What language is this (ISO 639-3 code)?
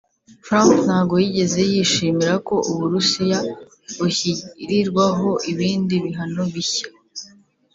kin